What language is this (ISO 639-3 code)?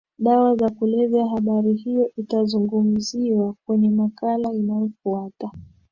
swa